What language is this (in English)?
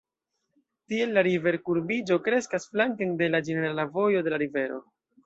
Esperanto